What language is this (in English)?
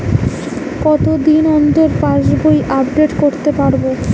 Bangla